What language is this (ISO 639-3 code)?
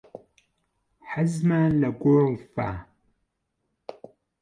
ckb